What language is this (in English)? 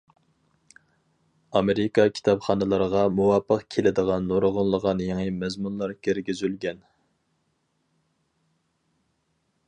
Uyghur